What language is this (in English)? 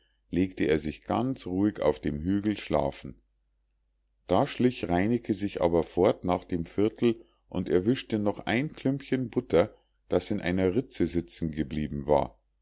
German